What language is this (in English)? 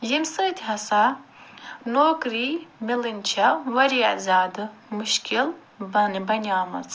Kashmiri